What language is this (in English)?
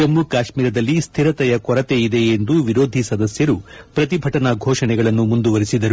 Kannada